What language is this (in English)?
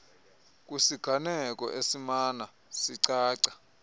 Xhosa